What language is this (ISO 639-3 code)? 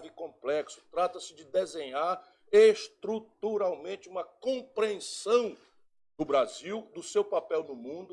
por